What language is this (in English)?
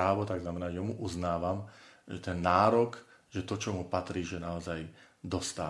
Slovak